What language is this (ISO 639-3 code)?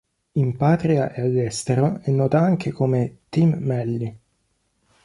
ita